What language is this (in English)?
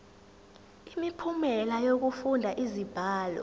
Zulu